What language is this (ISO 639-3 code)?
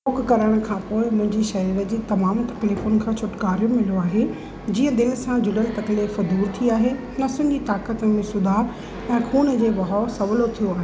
snd